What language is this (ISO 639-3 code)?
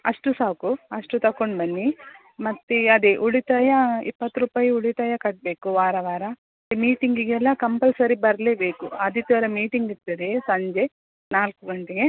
kan